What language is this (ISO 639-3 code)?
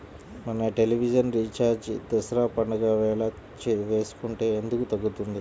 tel